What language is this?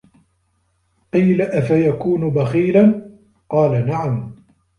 Arabic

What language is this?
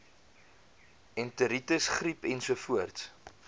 Afrikaans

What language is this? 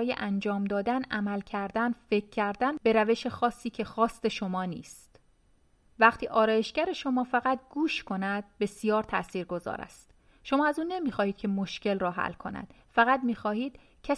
Persian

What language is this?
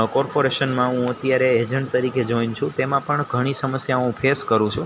Gujarati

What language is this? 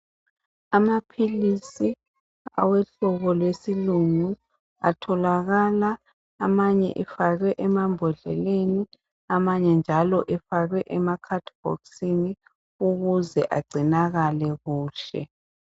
North Ndebele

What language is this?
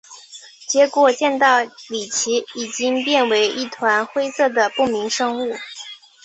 Chinese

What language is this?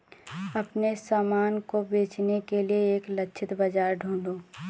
Hindi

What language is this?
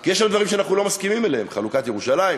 Hebrew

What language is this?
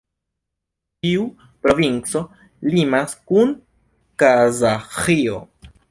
Esperanto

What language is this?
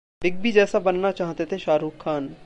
Hindi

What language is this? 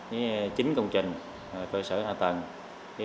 Vietnamese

